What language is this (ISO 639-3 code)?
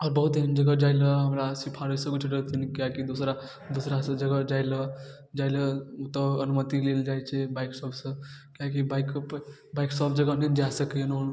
mai